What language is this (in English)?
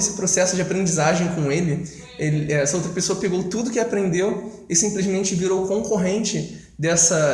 Portuguese